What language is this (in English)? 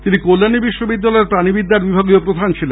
Bangla